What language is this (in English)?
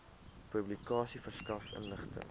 Afrikaans